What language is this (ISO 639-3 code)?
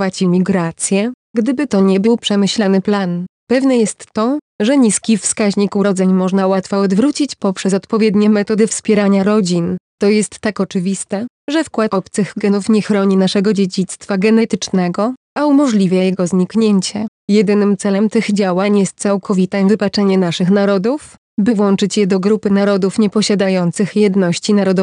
pol